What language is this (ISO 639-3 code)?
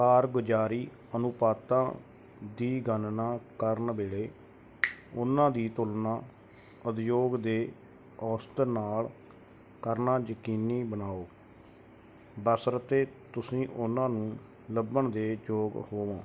pan